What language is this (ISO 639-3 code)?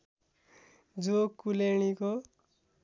nep